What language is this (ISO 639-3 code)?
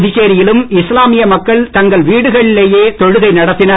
tam